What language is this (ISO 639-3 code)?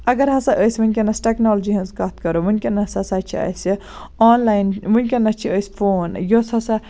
kas